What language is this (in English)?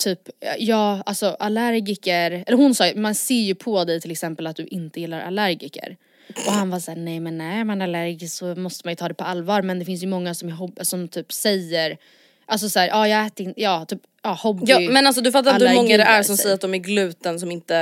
Swedish